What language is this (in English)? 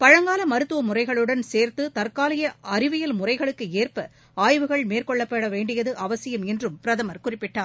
Tamil